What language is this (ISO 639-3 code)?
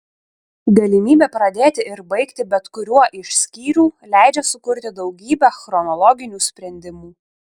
lit